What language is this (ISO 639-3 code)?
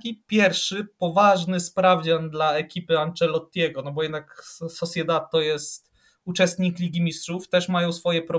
pol